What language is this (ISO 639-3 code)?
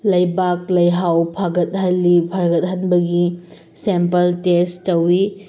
mni